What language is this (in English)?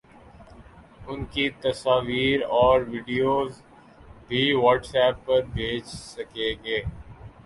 Urdu